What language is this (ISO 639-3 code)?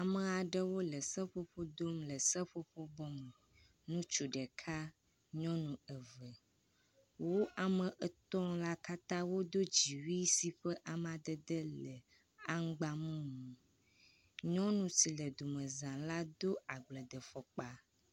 ewe